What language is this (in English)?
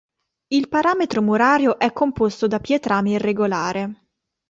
Italian